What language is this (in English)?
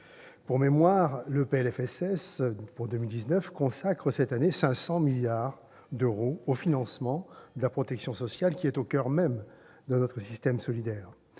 French